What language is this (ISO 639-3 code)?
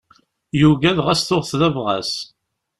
kab